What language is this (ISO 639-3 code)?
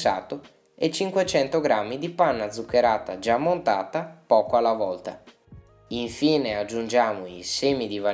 ita